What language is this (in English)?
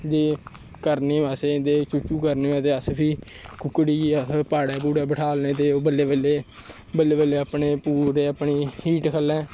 Dogri